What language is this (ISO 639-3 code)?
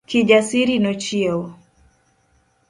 luo